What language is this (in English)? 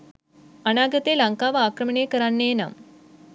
Sinhala